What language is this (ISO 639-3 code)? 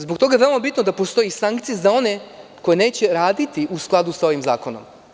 srp